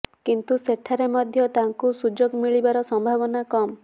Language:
Odia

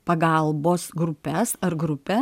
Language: Lithuanian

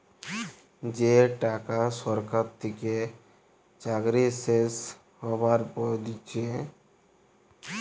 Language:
Bangla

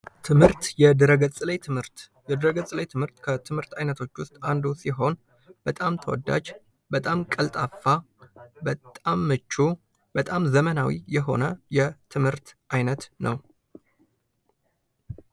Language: Amharic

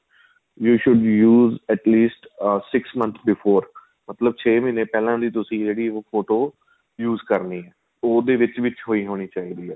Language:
Punjabi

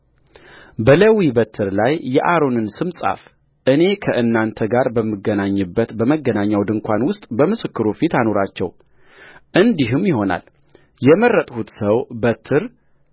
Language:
Amharic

